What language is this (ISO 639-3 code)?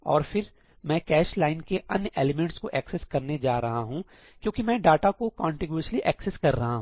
hin